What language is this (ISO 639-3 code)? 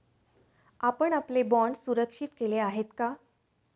mar